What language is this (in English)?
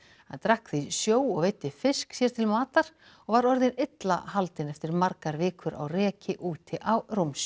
Icelandic